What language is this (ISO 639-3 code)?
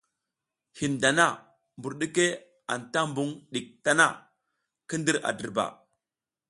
giz